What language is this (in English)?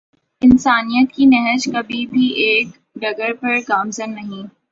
Urdu